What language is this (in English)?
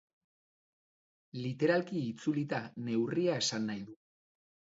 Basque